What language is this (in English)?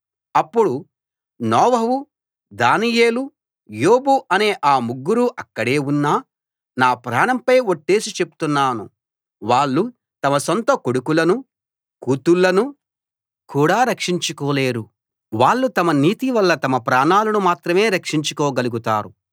Telugu